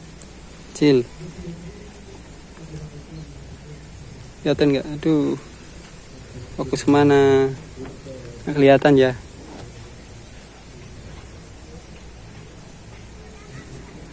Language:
Indonesian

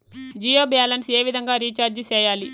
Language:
Telugu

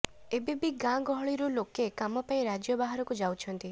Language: Odia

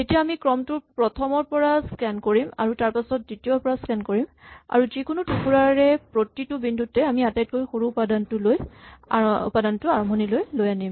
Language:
Assamese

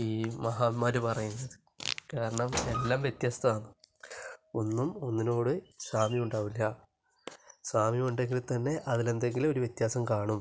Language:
Malayalam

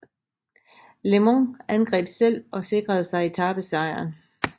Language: Danish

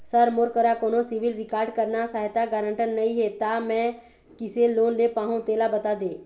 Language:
Chhattisgarhi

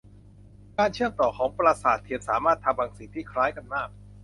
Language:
Thai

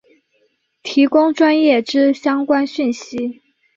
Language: Chinese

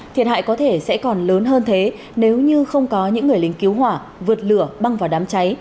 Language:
Vietnamese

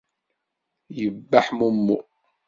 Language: Kabyle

